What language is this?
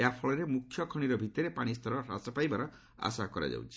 Odia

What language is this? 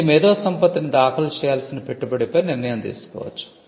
Telugu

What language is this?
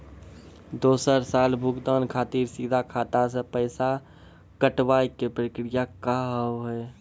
Maithili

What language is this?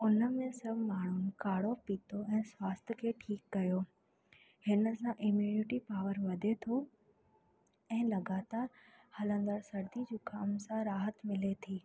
Sindhi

